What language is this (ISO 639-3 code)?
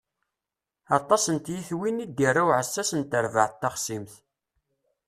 kab